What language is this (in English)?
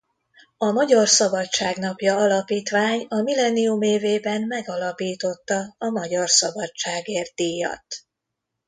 Hungarian